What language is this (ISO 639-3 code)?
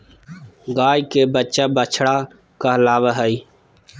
mag